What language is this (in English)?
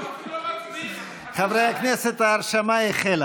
Hebrew